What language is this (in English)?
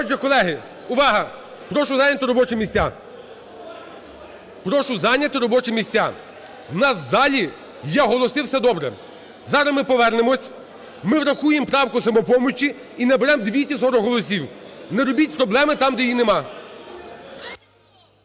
Ukrainian